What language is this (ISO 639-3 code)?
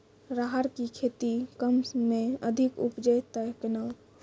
mai